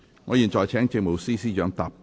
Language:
Cantonese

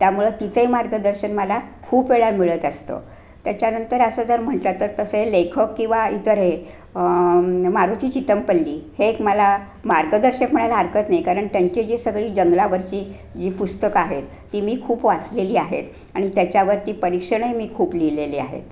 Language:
Marathi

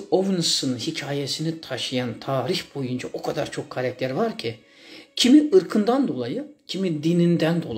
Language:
Turkish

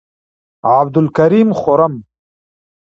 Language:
Pashto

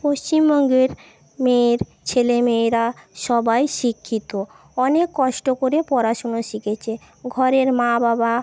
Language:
Bangla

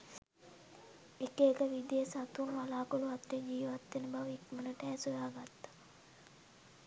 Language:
Sinhala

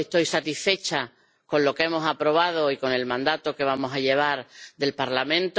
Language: Spanish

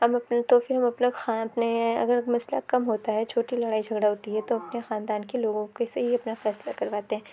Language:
Urdu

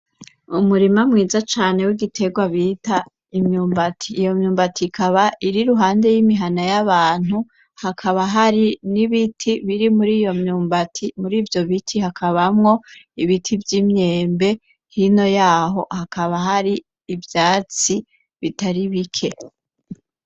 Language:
Rundi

